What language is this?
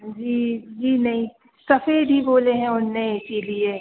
Hindi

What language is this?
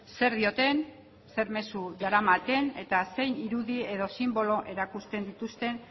Basque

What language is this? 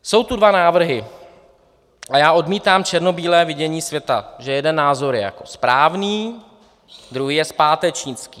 Czech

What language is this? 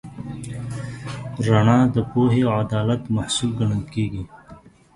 Pashto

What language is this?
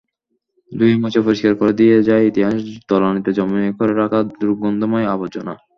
Bangla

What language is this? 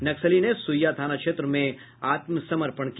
Hindi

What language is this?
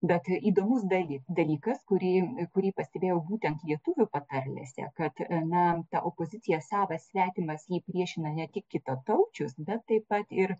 Lithuanian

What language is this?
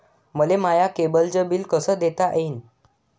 Marathi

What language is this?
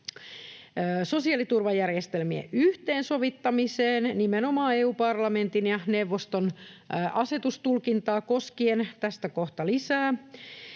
Finnish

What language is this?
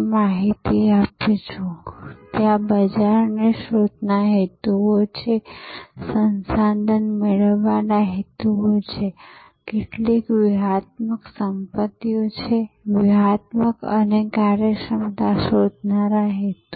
Gujarati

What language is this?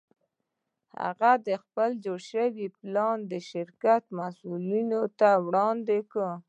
Pashto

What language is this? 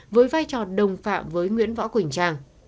Vietnamese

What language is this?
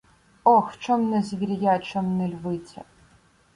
Ukrainian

